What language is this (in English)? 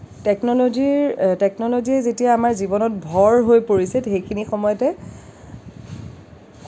Assamese